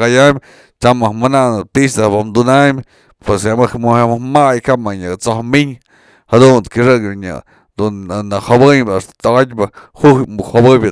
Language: Mazatlán Mixe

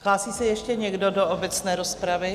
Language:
Czech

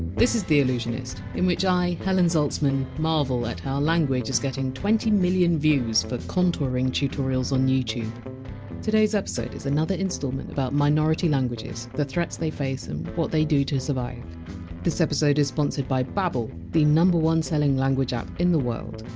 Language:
English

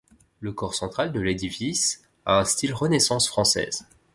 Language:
French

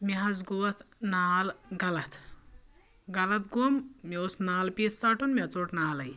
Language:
Kashmiri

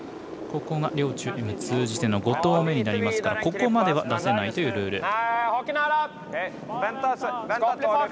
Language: Japanese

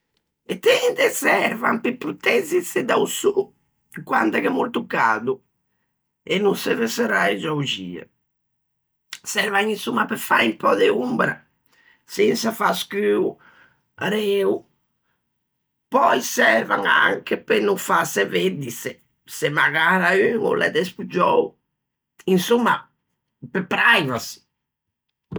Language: Ligurian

